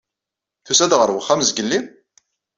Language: Kabyle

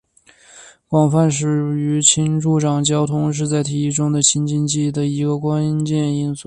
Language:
Chinese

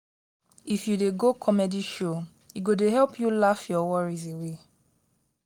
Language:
Nigerian Pidgin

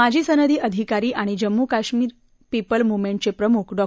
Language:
Marathi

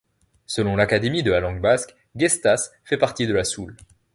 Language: French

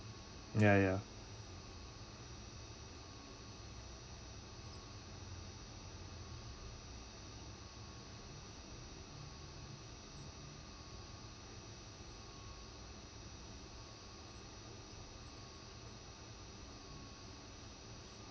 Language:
English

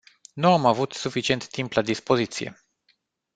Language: Romanian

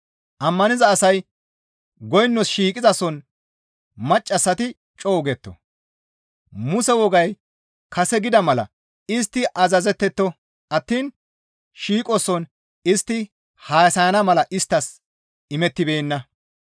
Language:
Gamo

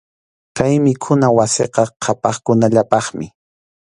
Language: Arequipa-La Unión Quechua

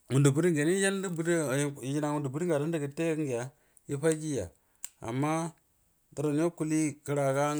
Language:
Buduma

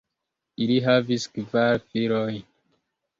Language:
Esperanto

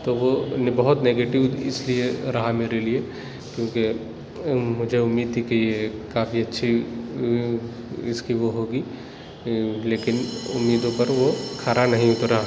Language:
Urdu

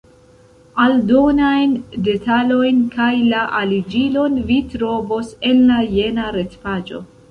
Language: Esperanto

